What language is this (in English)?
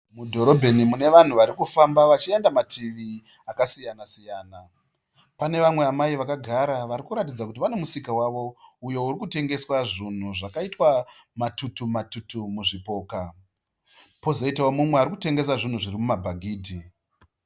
Shona